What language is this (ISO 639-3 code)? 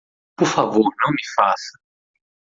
por